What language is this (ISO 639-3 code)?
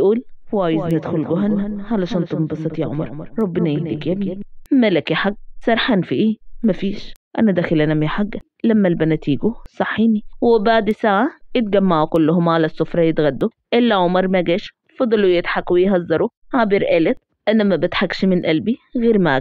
ara